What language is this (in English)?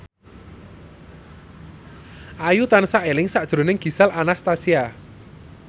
Javanese